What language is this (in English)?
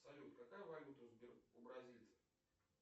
Russian